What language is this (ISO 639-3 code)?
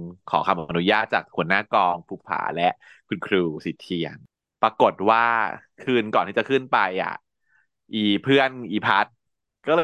tha